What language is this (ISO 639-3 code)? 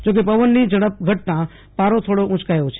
guj